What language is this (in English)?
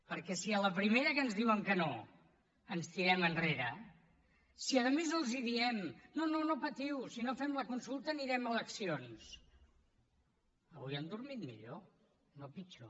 Catalan